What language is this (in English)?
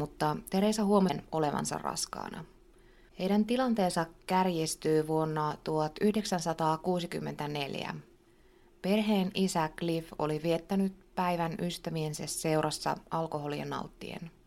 Finnish